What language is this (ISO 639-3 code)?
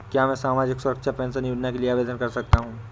hin